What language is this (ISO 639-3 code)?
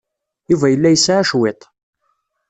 kab